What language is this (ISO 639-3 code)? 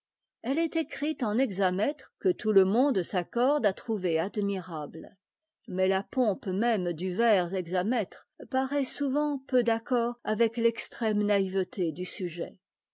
fra